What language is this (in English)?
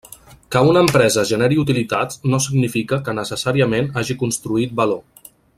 Catalan